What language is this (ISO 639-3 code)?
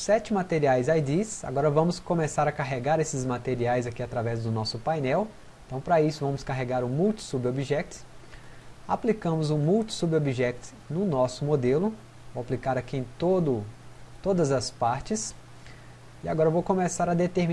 por